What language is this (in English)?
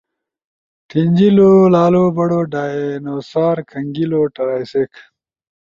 Ushojo